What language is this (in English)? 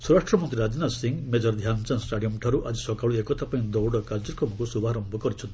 Odia